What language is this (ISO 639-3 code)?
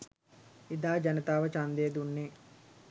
sin